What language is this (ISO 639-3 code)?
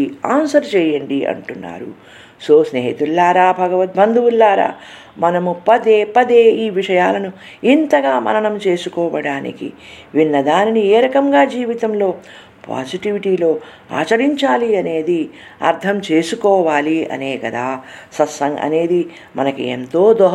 tel